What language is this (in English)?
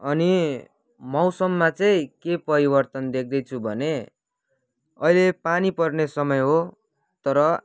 Nepali